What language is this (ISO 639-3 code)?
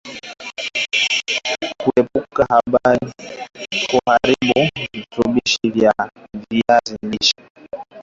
swa